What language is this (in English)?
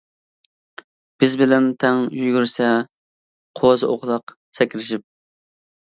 Uyghur